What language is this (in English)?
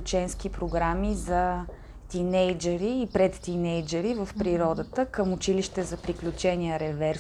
Bulgarian